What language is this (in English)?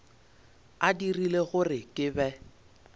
Northern Sotho